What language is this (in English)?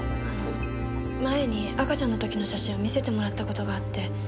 Japanese